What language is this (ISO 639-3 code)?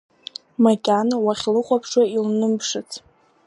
abk